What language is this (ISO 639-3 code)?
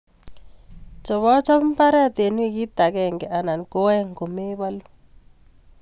kln